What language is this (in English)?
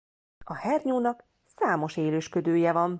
Hungarian